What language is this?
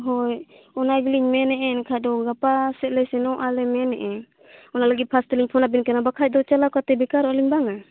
Santali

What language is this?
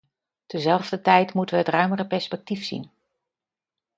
Dutch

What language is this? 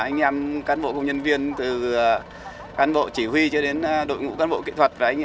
Vietnamese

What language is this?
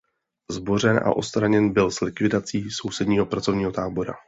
Czech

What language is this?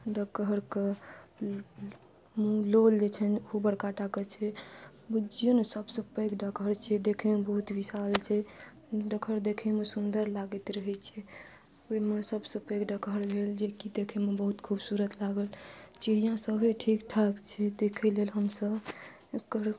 Maithili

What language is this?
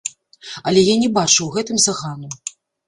Belarusian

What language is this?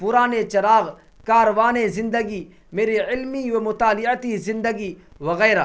Urdu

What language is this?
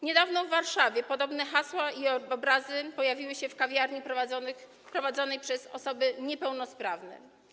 Polish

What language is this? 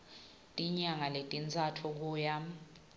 Swati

